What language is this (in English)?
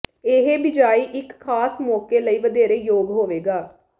Punjabi